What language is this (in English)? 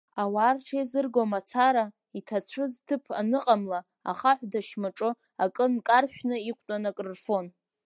Abkhazian